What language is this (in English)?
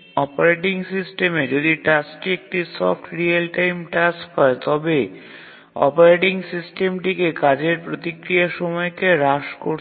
Bangla